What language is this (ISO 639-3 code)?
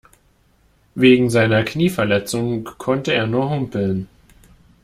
deu